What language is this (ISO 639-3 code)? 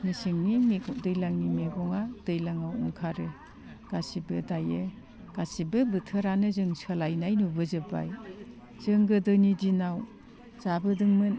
brx